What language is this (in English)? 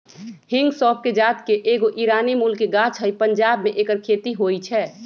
Magahi